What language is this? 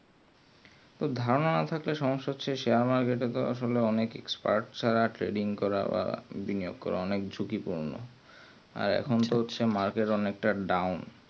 Bangla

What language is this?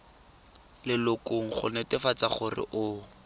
Tswana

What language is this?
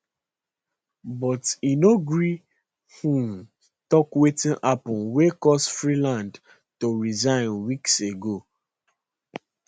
Nigerian Pidgin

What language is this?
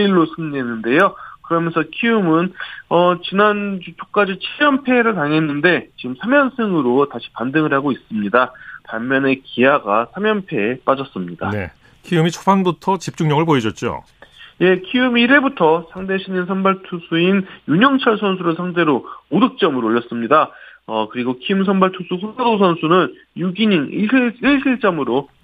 Korean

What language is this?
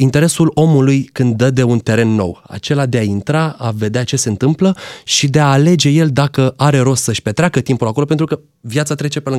Romanian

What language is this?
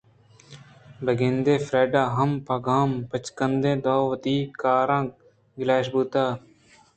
Eastern Balochi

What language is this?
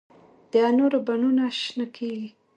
Pashto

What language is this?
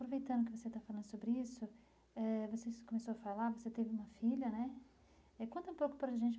Portuguese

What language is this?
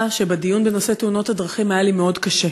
Hebrew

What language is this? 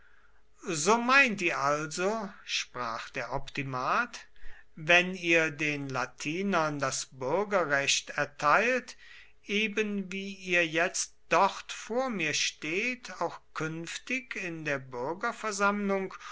German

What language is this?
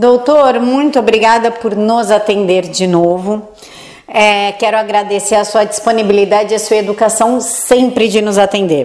Portuguese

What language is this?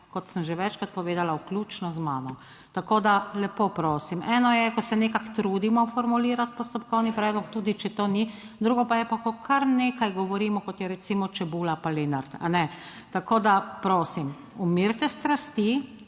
Slovenian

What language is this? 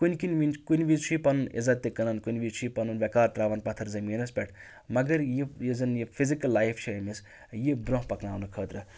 Kashmiri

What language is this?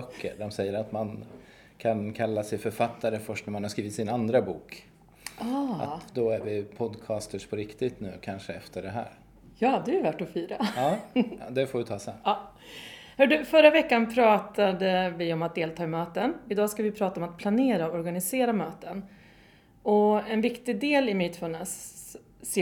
Swedish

